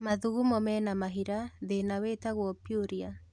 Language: Kikuyu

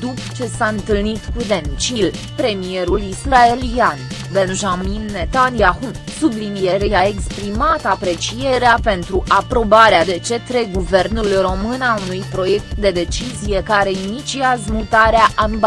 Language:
Romanian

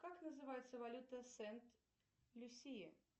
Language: Russian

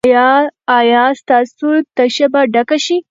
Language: Pashto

